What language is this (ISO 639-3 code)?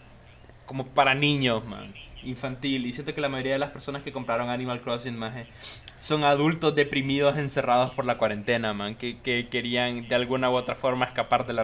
spa